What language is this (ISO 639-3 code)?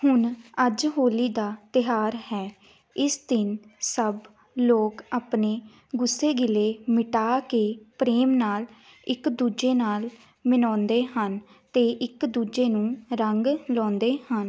pan